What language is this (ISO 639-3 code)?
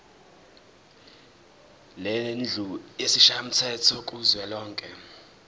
zul